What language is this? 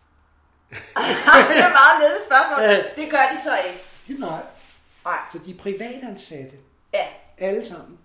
Danish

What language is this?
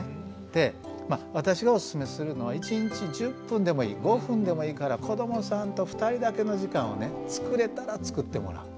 Japanese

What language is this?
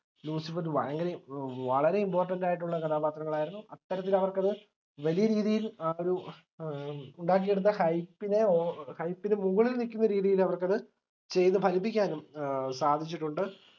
Malayalam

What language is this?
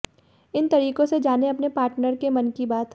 Hindi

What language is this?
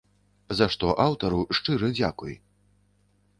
Belarusian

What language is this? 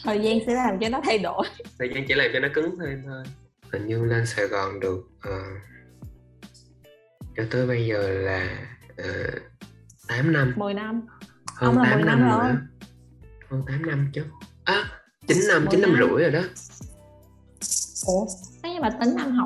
Vietnamese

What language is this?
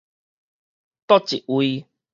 Min Nan Chinese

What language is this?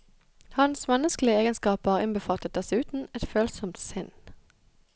Norwegian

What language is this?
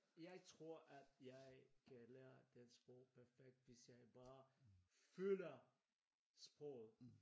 Danish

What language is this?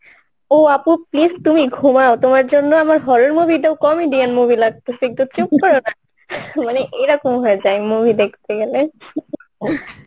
Bangla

